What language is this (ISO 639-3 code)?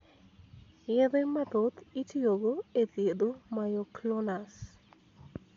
luo